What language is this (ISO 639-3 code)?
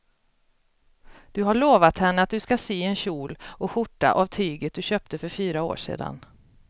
swe